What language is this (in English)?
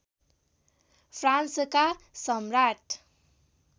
Nepali